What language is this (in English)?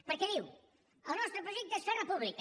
Catalan